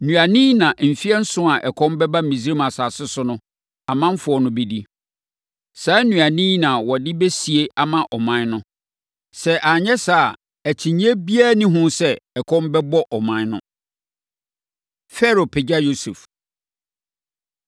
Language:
Akan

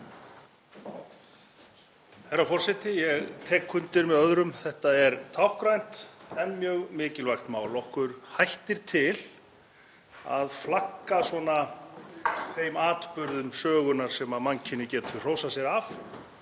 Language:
Icelandic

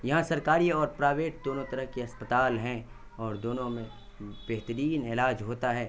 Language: Urdu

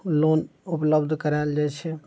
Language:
Maithili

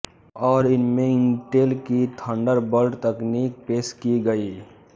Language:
Hindi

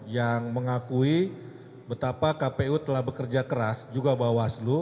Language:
Indonesian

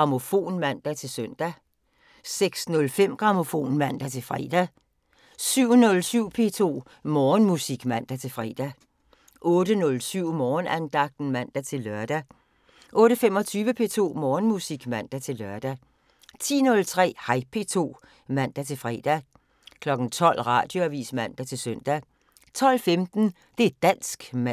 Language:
Danish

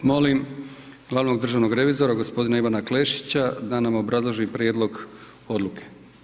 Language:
Croatian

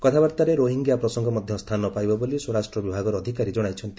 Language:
Odia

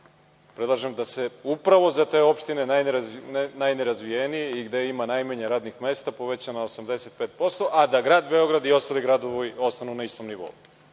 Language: Serbian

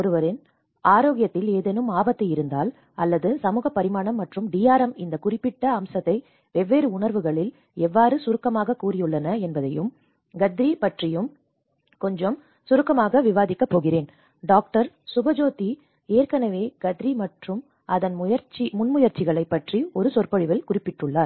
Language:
Tamil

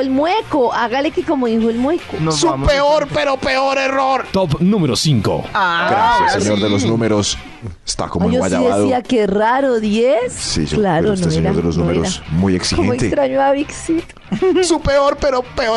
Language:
Spanish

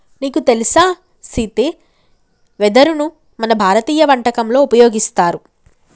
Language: Telugu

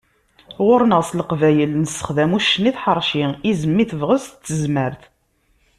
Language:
Kabyle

